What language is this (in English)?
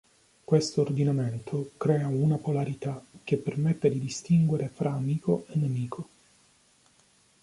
Italian